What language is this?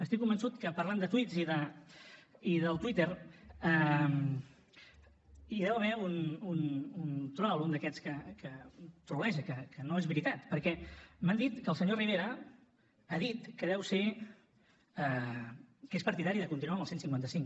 Catalan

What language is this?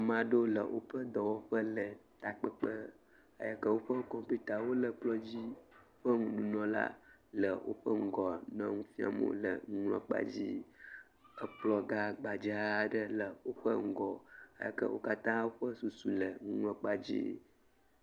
Ewe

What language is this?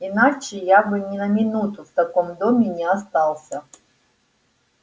Russian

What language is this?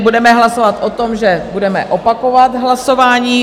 Czech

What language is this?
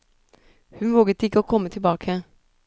Norwegian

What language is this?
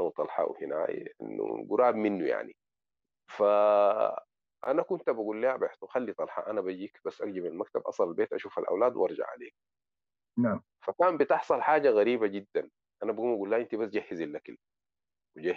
Arabic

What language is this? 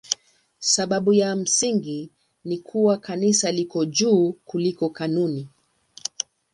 Swahili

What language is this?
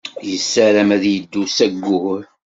Kabyle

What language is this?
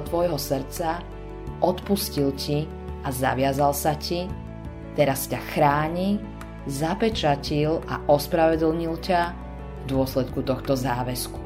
Slovak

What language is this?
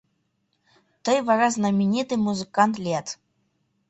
Mari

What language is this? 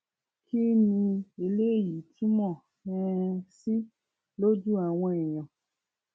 Yoruba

